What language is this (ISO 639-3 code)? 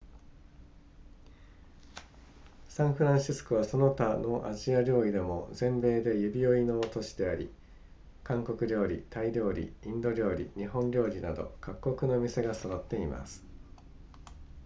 jpn